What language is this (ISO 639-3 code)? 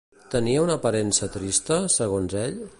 cat